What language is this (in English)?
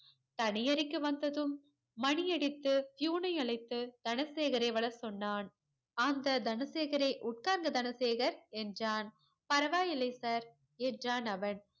Tamil